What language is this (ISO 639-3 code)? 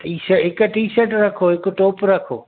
snd